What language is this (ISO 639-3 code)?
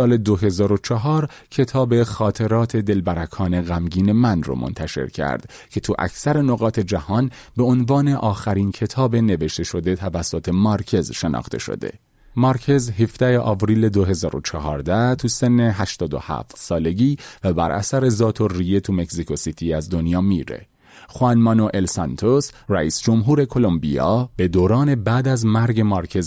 fas